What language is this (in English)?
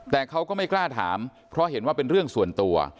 Thai